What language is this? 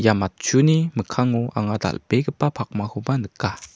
Garo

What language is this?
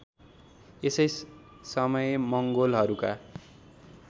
Nepali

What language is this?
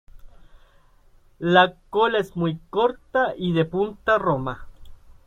Spanish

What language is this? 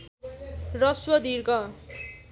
Nepali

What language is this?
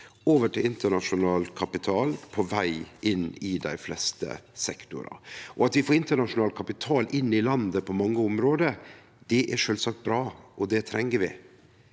Norwegian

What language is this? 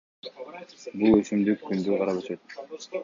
Kyrgyz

